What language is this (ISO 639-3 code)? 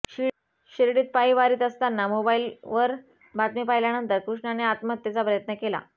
mar